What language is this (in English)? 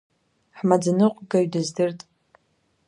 Abkhazian